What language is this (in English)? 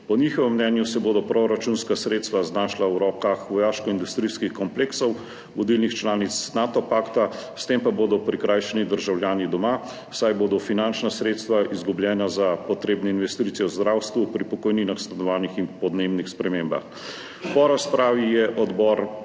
Slovenian